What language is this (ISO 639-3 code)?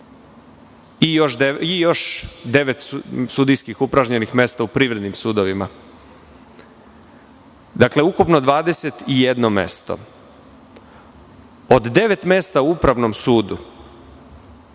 srp